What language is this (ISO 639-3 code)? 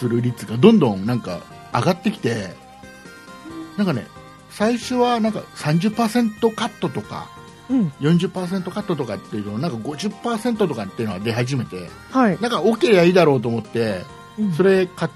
jpn